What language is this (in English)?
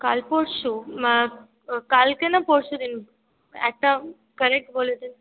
Bangla